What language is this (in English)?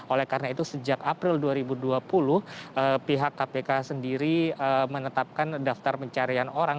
Indonesian